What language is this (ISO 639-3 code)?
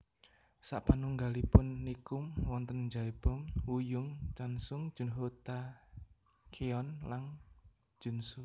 jav